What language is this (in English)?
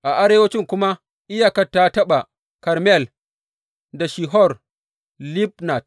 Hausa